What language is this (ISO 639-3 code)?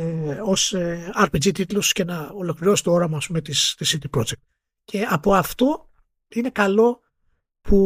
ell